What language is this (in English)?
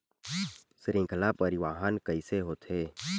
Chhattisgarhi